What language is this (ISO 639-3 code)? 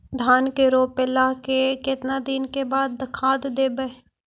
mag